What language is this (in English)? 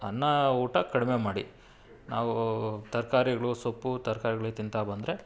Kannada